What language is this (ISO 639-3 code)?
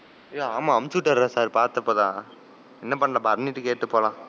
tam